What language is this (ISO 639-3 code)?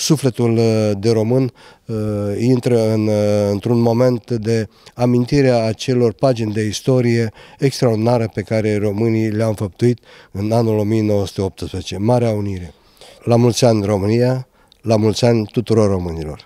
ron